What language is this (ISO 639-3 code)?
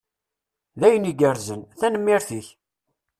kab